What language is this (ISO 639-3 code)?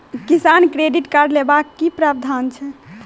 mai